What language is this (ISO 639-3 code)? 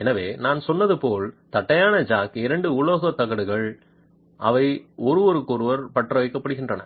tam